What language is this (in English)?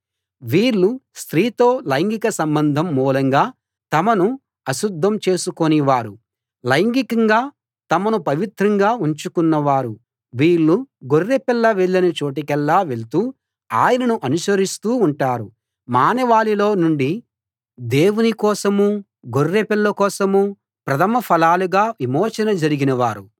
Telugu